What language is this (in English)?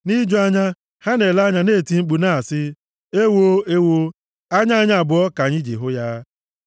Igbo